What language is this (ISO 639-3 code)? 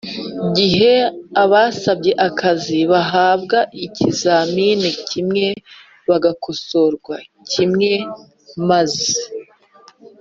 kin